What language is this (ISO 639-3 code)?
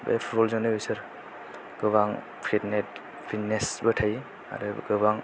brx